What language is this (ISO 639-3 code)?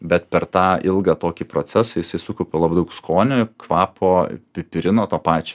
lit